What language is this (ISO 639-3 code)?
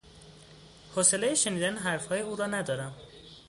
fas